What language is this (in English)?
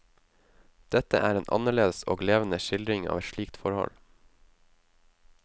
Norwegian